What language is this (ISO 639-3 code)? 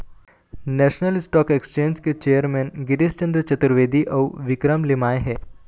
hne